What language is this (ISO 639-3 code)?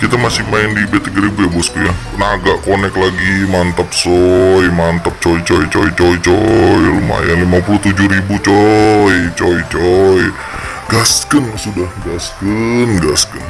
ind